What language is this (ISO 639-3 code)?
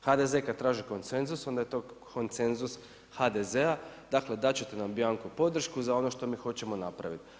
hrv